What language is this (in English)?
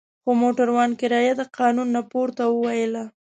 Pashto